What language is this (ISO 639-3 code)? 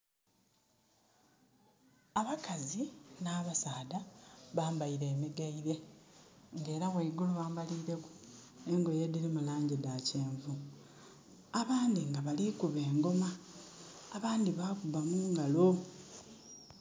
xog